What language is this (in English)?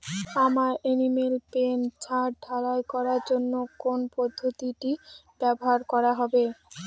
Bangla